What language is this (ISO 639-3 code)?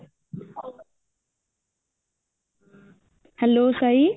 ori